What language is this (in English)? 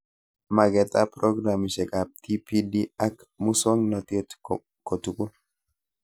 Kalenjin